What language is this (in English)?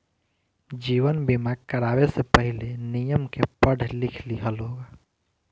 Bhojpuri